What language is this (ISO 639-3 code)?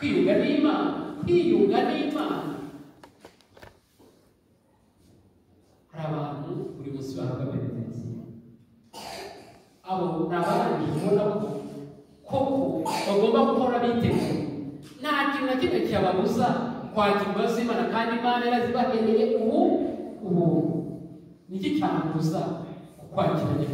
tur